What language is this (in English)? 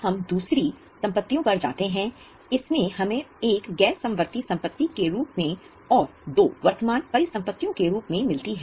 Hindi